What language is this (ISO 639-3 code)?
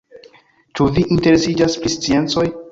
epo